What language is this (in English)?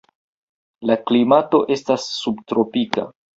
Esperanto